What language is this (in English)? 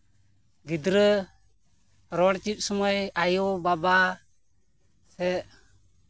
Santali